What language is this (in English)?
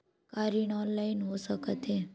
Chhattisgarhi